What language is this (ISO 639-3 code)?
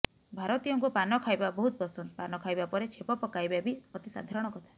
ori